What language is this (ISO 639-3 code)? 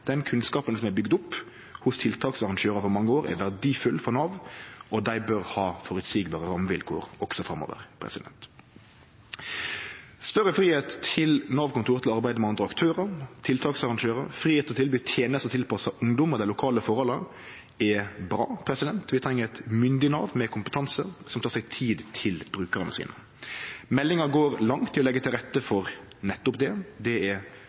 nno